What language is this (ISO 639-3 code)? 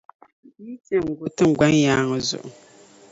dag